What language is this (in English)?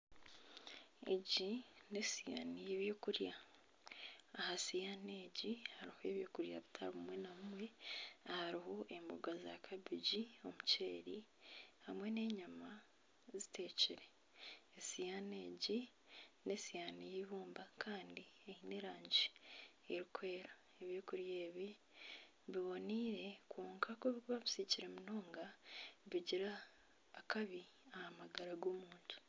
Nyankole